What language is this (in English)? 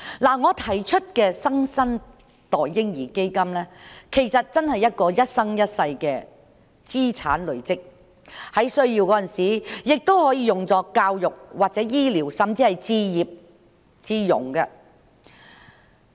Cantonese